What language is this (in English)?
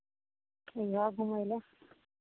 Maithili